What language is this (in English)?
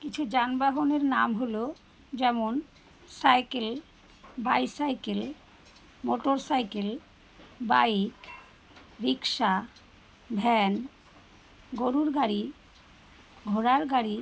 Bangla